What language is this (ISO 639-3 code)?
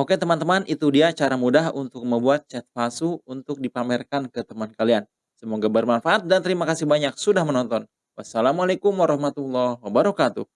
ind